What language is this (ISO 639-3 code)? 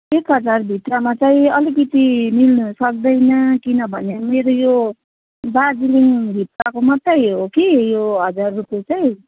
nep